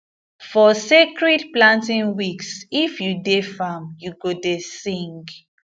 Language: Nigerian Pidgin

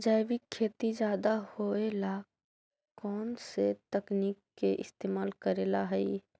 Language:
Magahi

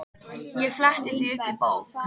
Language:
Icelandic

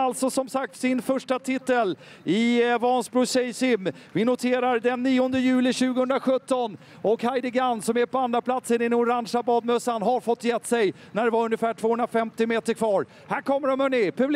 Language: Swedish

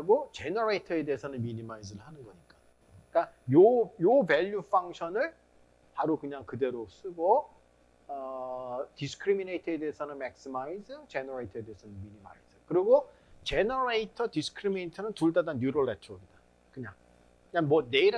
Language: Korean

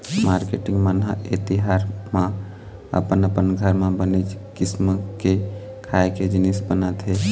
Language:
Chhattisgarhi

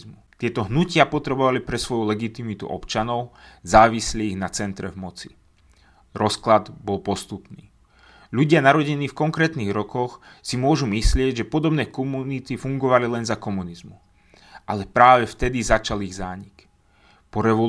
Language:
Slovak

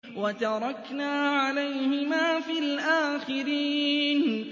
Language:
Arabic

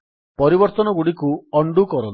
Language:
Odia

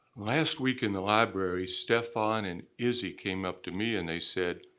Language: English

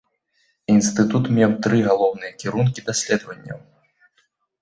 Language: Belarusian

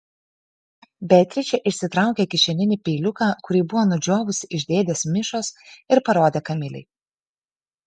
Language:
Lithuanian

